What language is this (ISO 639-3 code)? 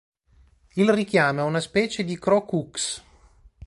ita